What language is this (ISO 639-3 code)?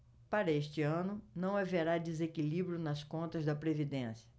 por